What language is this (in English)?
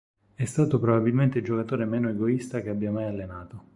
Italian